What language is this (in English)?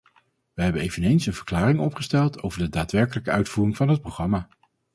Dutch